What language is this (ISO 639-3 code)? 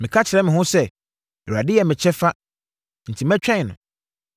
aka